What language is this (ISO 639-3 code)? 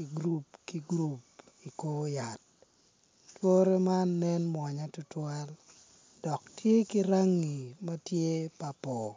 ach